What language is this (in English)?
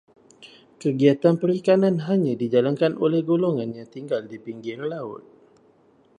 Malay